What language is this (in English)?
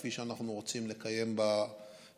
Hebrew